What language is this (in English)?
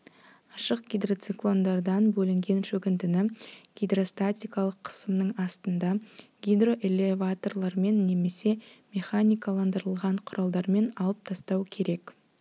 Kazakh